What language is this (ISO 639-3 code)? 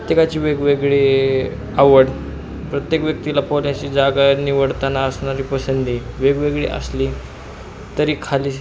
mar